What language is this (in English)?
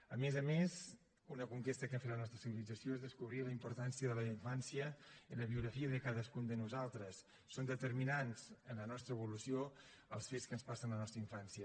Catalan